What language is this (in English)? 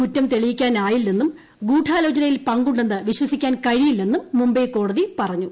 Malayalam